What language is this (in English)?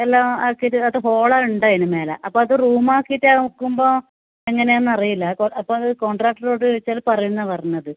Malayalam